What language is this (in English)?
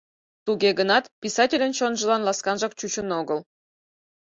Mari